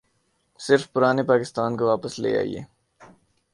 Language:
Urdu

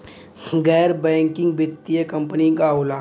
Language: Bhojpuri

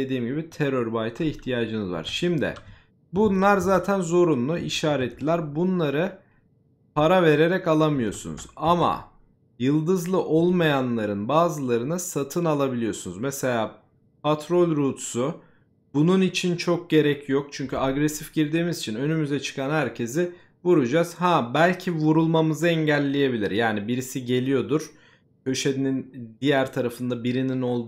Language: Turkish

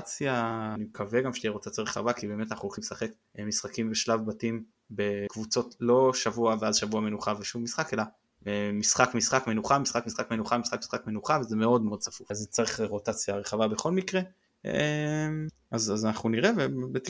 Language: Hebrew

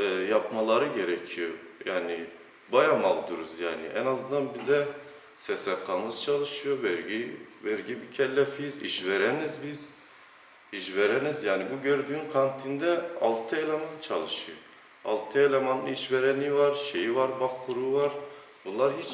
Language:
Turkish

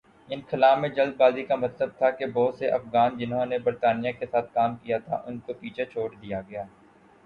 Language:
Urdu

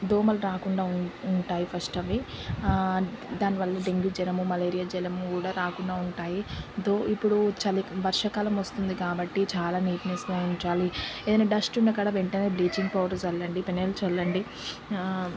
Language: Telugu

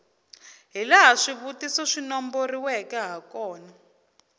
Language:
Tsonga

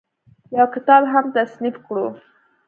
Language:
Pashto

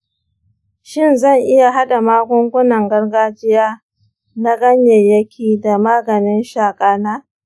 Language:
Hausa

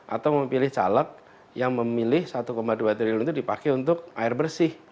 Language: Indonesian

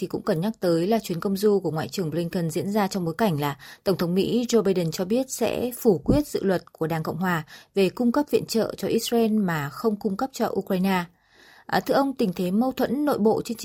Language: Vietnamese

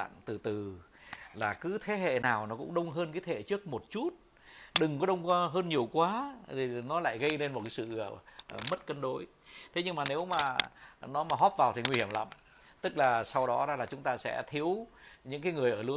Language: Vietnamese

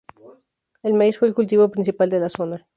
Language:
Spanish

